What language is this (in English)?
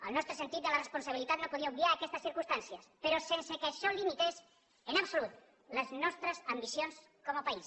Catalan